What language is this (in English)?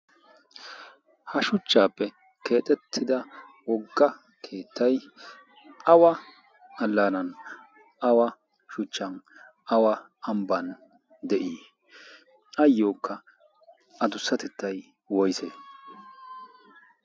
Wolaytta